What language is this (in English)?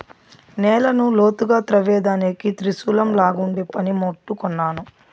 Telugu